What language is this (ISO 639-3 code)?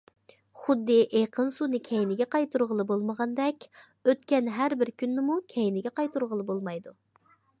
uig